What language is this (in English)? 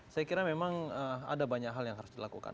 Indonesian